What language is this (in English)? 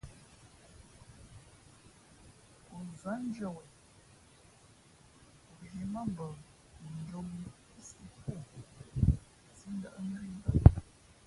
Fe'fe'